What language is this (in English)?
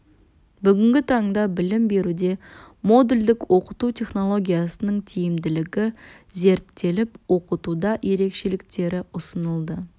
Kazakh